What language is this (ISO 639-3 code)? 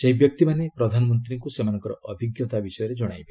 ori